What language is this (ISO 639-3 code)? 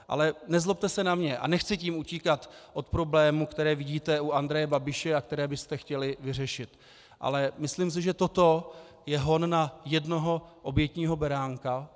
ces